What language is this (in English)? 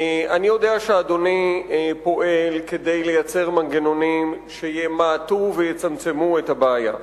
Hebrew